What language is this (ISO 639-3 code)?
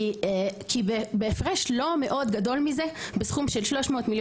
heb